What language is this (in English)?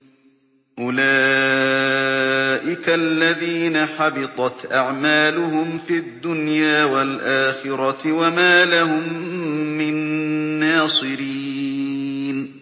Arabic